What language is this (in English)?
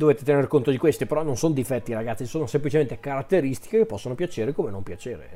Italian